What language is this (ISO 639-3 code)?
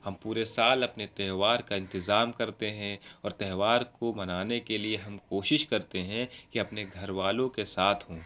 urd